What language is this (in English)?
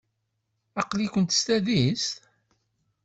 Kabyle